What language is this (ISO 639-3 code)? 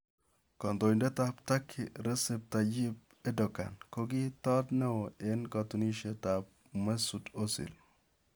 kln